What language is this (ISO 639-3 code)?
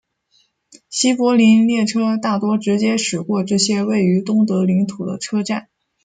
zho